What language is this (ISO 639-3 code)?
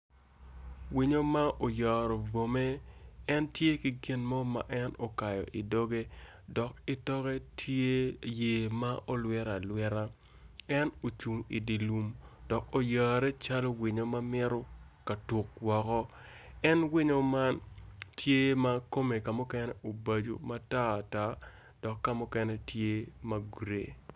ach